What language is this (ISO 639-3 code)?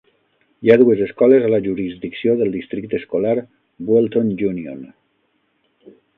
cat